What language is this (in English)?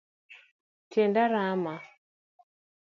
Luo (Kenya and Tanzania)